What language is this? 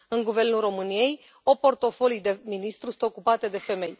Romanian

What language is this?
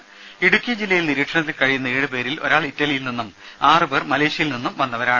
Malayalam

